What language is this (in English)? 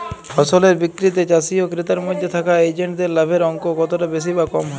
Bangla